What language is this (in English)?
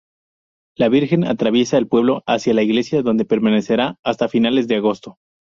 Spanish